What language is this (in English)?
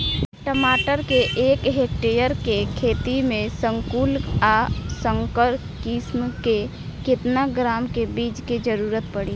Bhojpuri